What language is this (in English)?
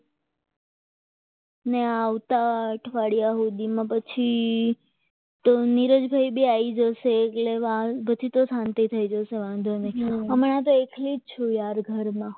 Gujarati